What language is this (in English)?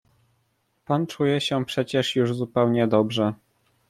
Polish